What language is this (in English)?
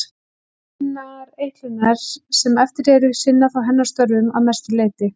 Icelandic